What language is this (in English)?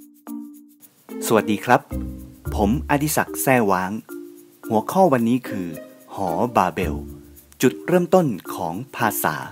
Thai